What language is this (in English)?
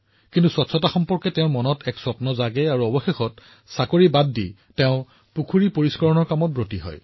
Assamese